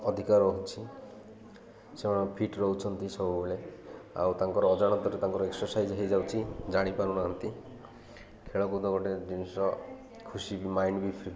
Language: Odia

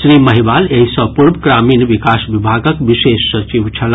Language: Maithili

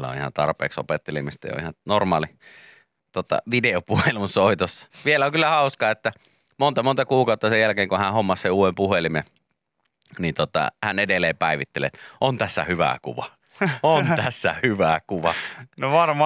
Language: Finnish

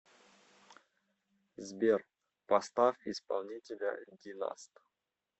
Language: Russian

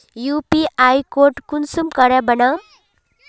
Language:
Magahi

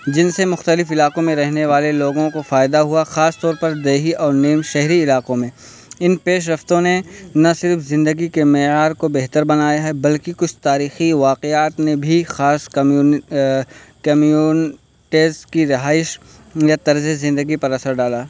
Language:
Urdu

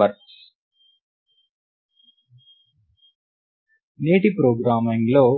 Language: Telugu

